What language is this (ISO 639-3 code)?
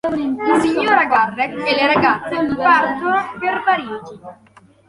ita